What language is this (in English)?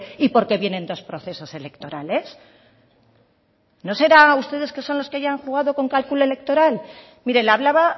Spanish